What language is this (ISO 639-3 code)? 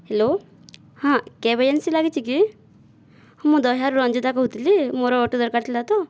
ori